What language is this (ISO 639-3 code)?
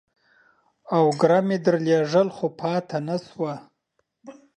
pus